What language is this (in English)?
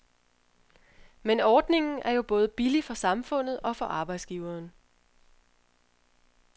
Danish